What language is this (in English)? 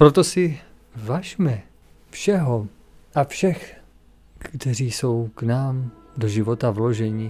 Czech